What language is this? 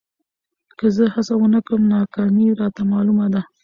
Pashto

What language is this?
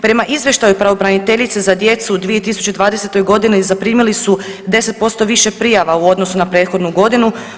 Croatian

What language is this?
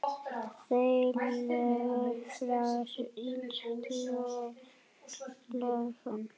Icelandic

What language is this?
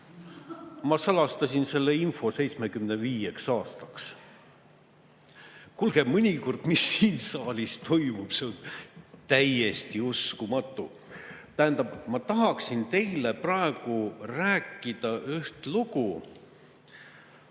Estonian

